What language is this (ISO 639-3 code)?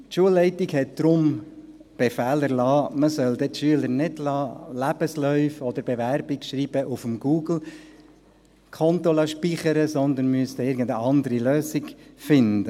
gsw